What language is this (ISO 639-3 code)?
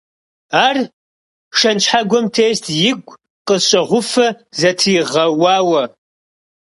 kbd